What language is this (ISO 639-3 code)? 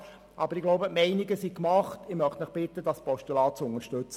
gsw